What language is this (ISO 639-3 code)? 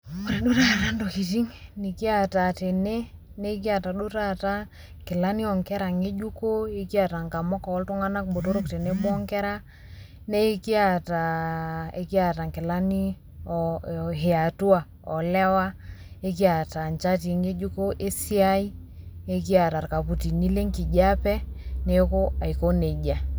mas